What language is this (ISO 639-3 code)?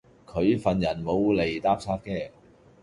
yue